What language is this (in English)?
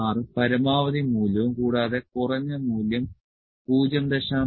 Malayalam